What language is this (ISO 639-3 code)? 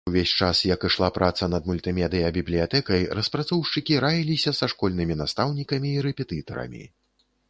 bel